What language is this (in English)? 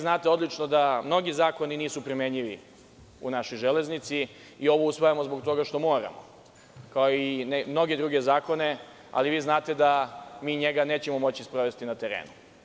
Serbian